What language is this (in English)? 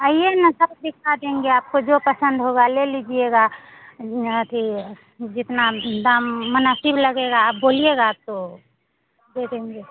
Hindi